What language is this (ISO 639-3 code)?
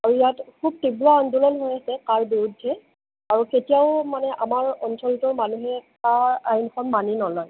asm